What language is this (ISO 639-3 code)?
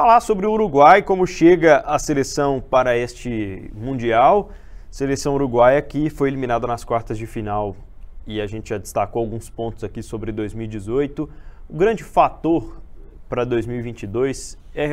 por